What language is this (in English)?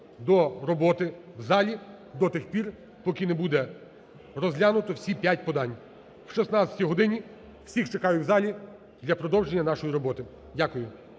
Ukrainian